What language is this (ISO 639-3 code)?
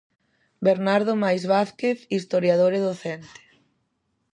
glg